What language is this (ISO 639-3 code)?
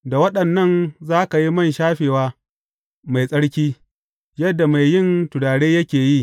hau